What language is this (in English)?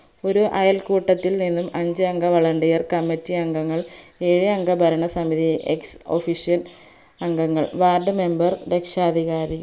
Malayalam